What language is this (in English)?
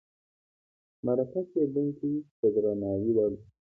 Pashto